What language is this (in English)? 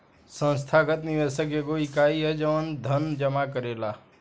Bhojpuri